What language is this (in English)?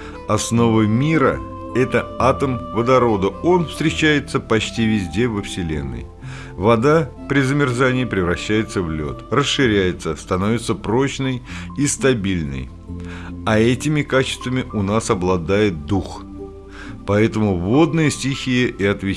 Russian